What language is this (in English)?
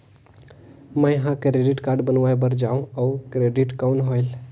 Chhattisgarhi